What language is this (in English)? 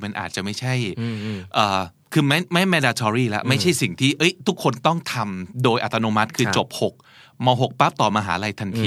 Thai